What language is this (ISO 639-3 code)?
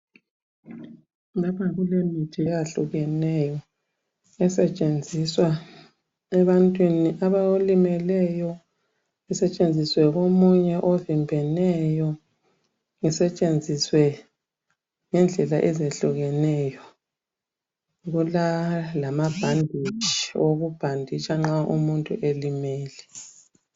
nde